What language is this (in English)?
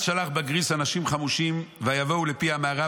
Hebrew